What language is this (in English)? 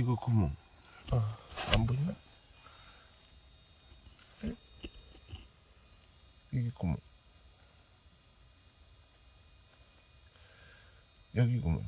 Korean